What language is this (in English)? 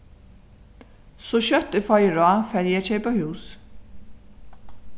Faroese